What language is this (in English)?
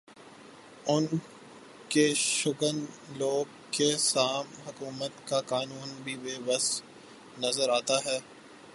Urdu